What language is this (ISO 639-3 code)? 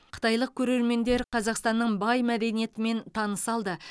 kaz